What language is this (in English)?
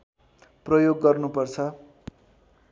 Nepali